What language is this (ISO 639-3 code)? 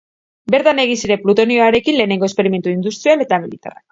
eus